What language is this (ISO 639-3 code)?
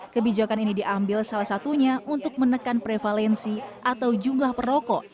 ind